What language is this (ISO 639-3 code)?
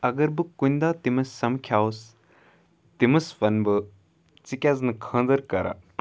kas